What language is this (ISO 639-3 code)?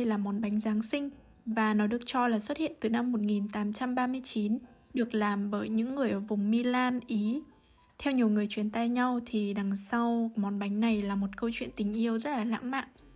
vie